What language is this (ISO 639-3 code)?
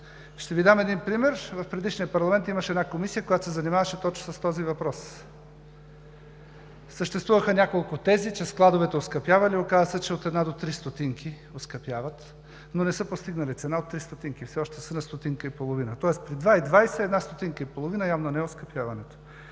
bul